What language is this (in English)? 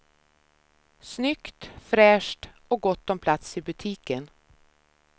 Swedish